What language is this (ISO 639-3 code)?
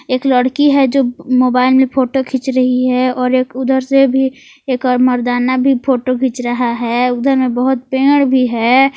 hin